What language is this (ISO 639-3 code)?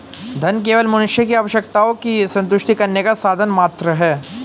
hin